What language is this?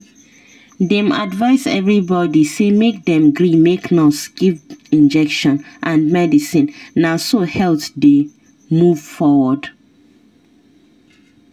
Nigerian Pidgin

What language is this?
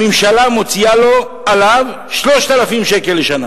Hebrew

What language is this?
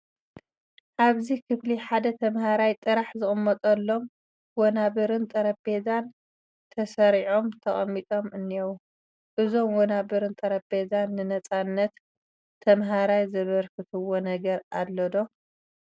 Tigrinya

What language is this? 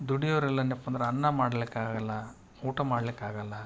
Kannada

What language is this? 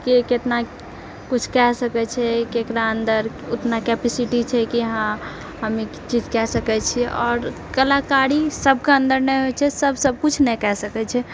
Maithili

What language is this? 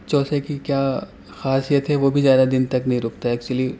Urdu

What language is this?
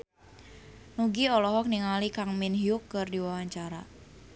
Sundanese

